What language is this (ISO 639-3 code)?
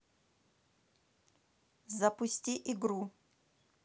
rus